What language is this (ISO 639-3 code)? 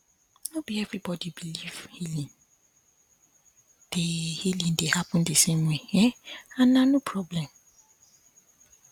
pcm